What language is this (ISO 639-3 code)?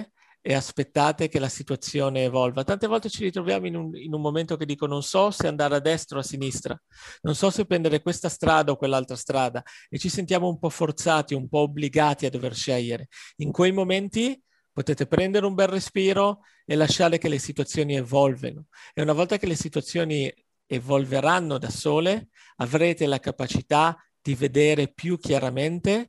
ita